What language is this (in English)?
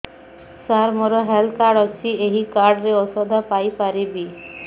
Odia